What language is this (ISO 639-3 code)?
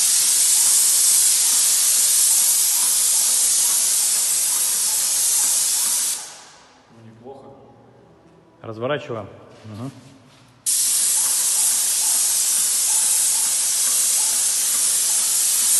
rus